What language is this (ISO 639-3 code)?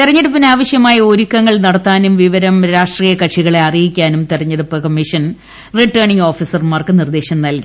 mal